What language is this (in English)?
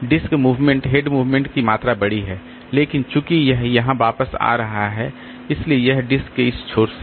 Hindi